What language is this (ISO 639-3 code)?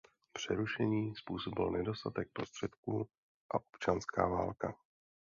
ces